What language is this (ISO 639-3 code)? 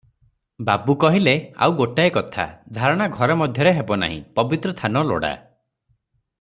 ori